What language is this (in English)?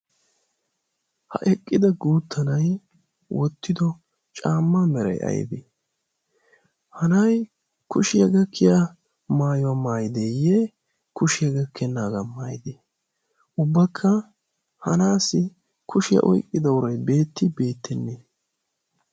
Wolaytta